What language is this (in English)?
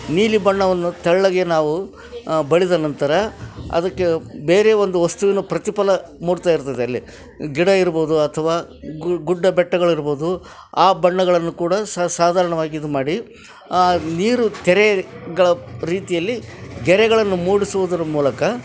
Kannada